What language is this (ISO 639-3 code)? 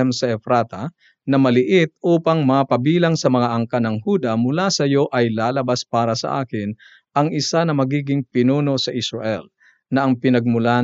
fil